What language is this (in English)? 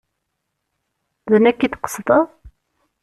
Kabyle